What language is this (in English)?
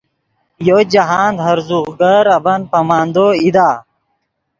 Yidgha